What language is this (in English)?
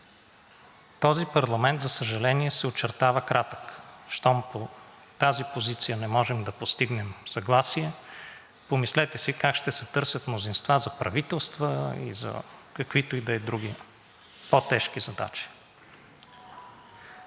Bulgarian